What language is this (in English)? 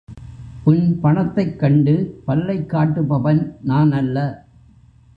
Tamil